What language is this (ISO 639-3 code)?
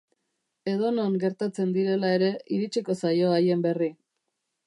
eus